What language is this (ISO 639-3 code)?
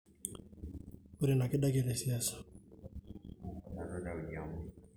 mas